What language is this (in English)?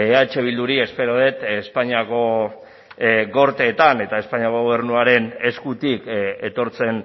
Basque